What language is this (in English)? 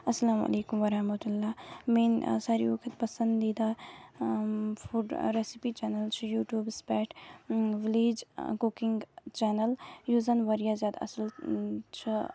Kashmiri